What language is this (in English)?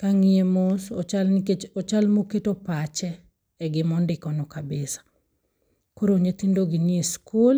Luo (Kenya and Tanzania)